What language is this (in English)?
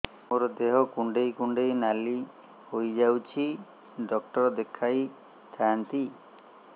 Odia